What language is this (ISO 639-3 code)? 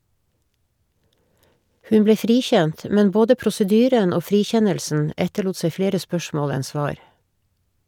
nor